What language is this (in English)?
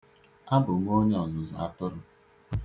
Igbo